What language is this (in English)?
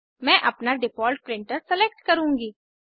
Hindi